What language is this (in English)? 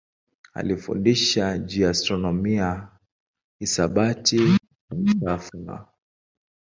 Swahili